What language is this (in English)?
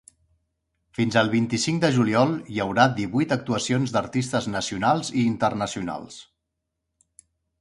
Catalan